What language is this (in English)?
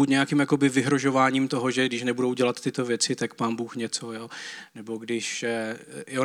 Czech